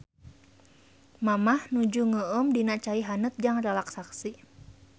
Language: Sundanese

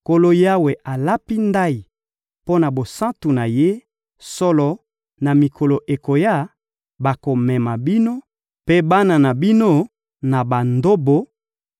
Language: Lingala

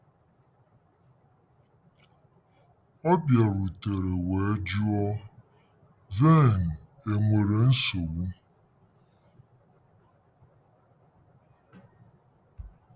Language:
Igbo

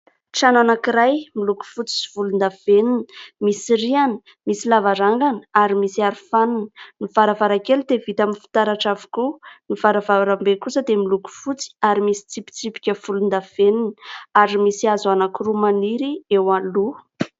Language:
Malagasy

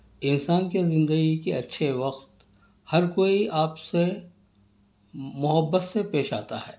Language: Urdu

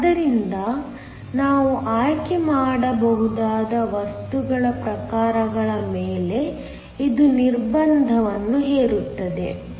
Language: Kannada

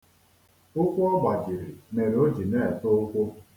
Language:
Igbo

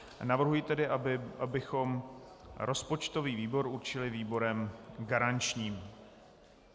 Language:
Czech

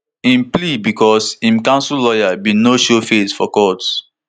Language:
Nigerian Pidgin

